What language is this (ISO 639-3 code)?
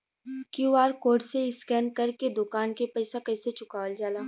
bho